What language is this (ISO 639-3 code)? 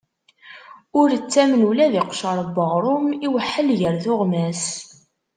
kab